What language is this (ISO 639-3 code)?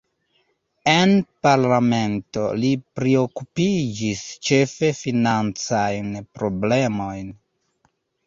epo